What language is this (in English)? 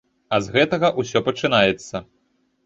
Belarusian